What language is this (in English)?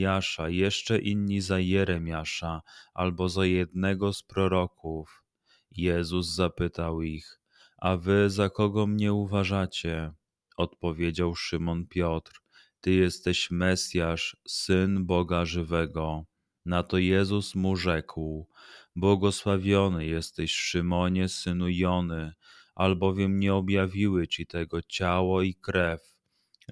Polish